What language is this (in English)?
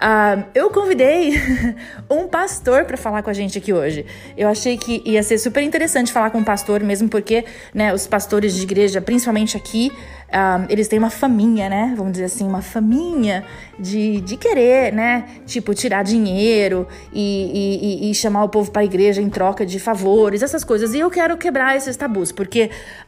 Portuguese